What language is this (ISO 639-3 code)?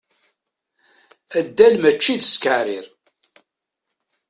kab